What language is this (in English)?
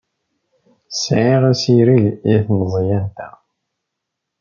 Kabyle